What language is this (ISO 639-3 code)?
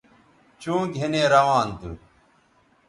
btv